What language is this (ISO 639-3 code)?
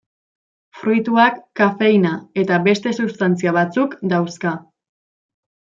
eus